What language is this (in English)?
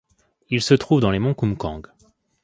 French